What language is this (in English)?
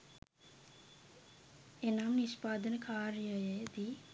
Sinhala